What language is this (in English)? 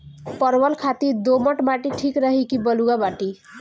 Bhojpuri